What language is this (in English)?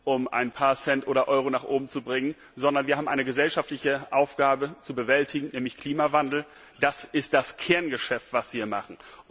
German